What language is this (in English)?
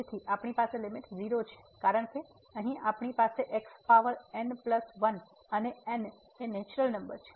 Gujarati